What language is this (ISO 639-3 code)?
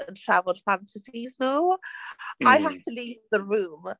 cym